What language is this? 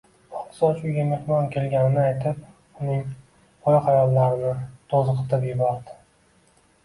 Uzbek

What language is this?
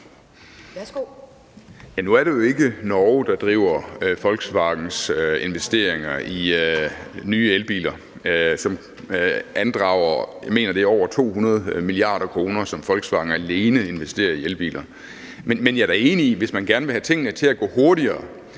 Danish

